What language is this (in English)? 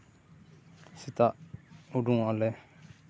Santali